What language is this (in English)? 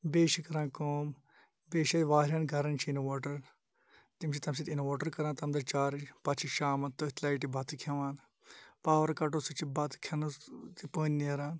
Kashmiri